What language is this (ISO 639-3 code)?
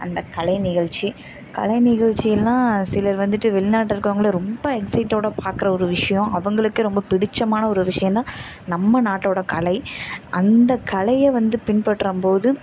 tam